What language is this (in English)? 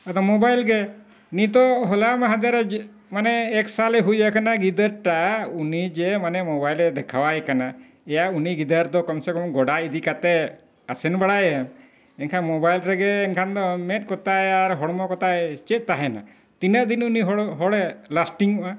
Santali